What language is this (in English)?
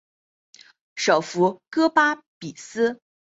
Chinese